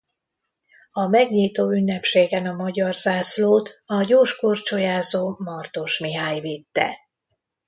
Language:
Hungarian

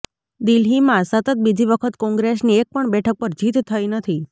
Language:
Gujarati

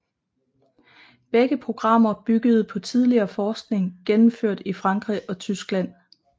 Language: Danish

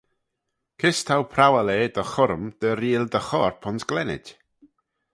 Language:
Manx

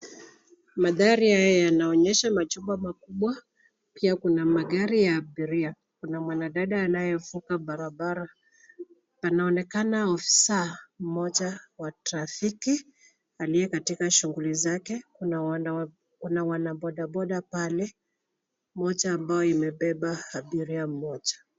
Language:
Swahili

